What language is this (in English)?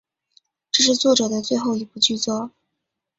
Chinese